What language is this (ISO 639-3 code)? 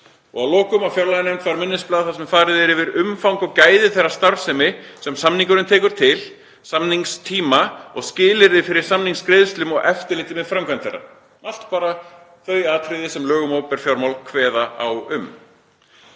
isl